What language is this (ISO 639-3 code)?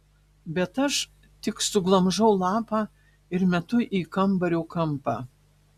lit